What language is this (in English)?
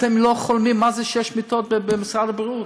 Hebrew